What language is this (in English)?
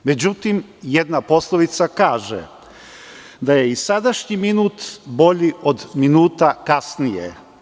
Serbian